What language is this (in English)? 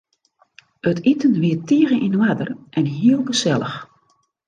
Western Frisian